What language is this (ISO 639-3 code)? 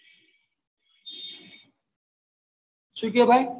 guj